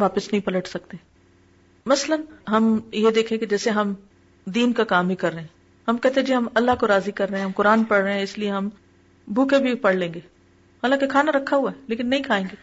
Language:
Urdu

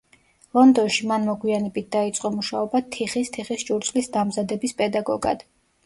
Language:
Georgian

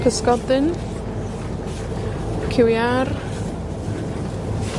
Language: Welsh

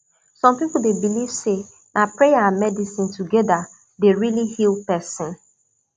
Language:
Nigerian Pidgin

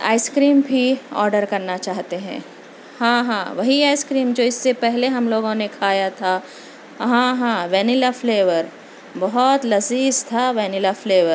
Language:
Urdu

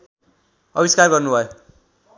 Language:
Nepali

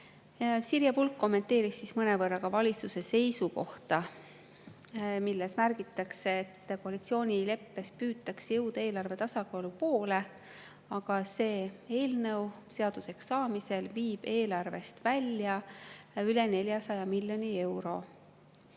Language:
Estonian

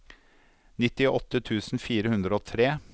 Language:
Norwegian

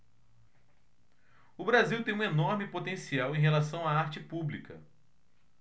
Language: Portuguese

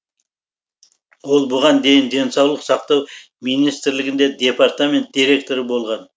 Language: Kazakh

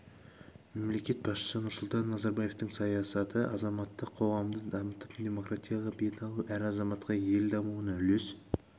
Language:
Kazakh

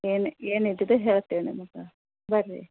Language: Kannada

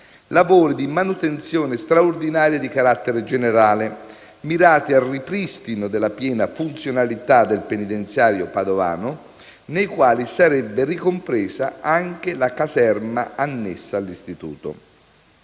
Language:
Italian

